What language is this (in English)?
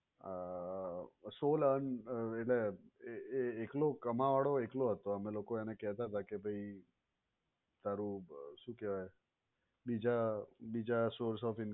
Gujarati